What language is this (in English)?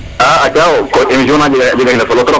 Serer